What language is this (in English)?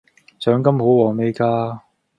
Cantonese